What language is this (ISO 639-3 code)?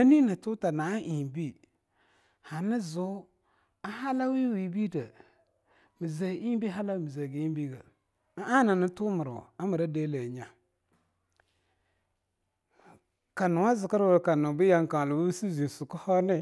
lnu